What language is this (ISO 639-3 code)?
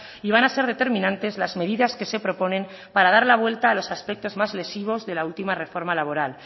spa